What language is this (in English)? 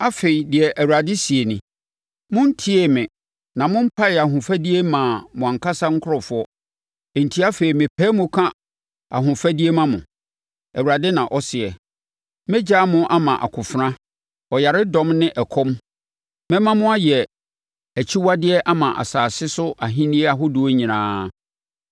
Akan